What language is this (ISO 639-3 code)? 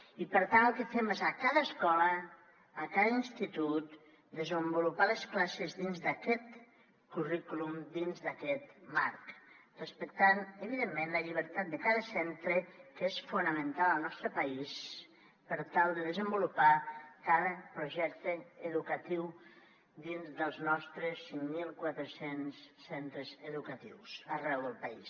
cat